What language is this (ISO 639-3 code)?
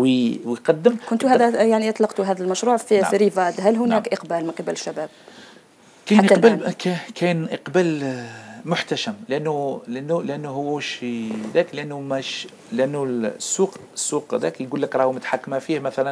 ara